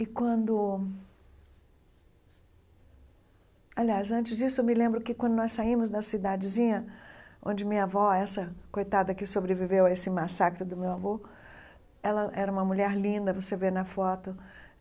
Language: Portuguese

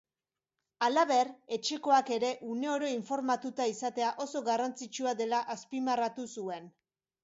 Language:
Basque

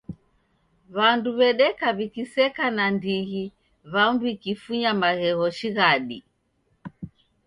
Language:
Taita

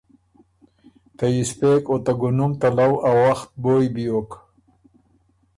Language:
Ormuri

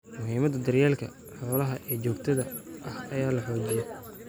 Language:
Somali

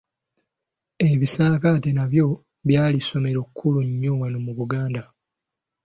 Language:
Ganda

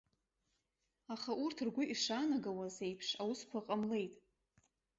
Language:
Abkhazian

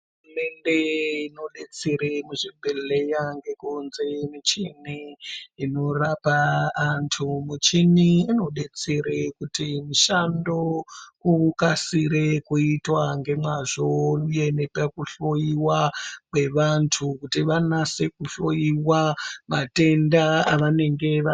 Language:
Ndau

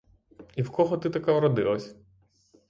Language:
Ukrainian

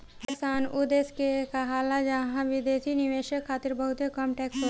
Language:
Bhojpuri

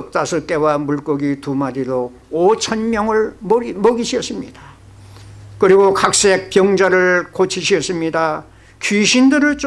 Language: Korean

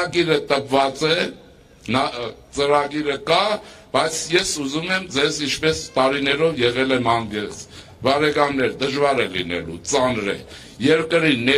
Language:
Turkish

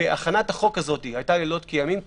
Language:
Hebrew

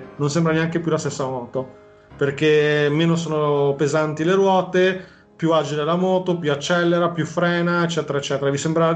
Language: Italian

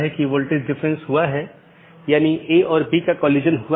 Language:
Hindi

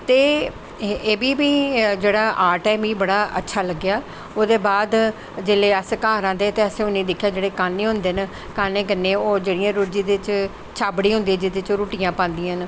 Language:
Dogri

